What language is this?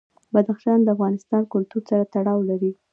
Pashto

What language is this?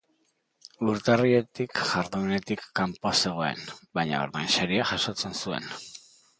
Basque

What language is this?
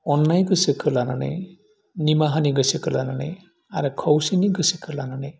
Bodo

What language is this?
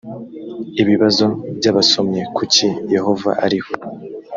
Kinyarwanda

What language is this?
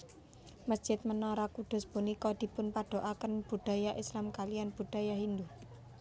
Javanese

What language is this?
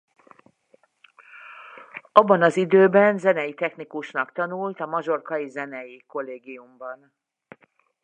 Hungarian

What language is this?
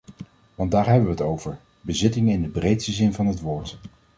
Dutch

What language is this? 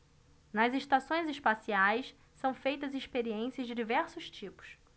Portuguese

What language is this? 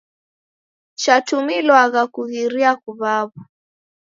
Taita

